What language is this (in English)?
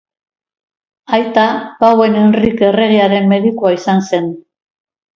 Basque